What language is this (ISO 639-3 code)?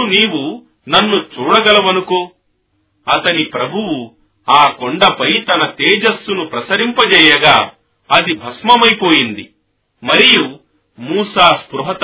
tel